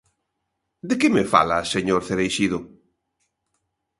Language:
Galician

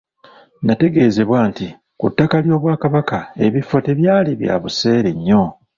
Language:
Ganda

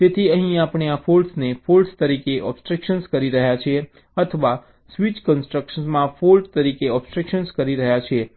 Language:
Gujarati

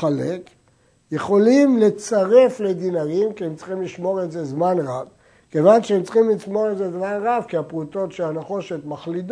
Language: Hebrew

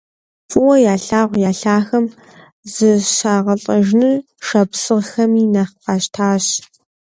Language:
Kabardian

